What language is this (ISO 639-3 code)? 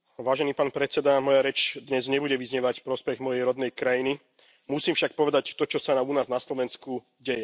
slk